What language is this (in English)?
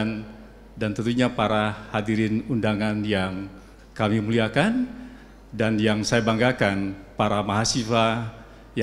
Indonesian